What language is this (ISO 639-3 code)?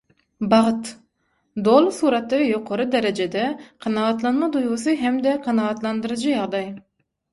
tuk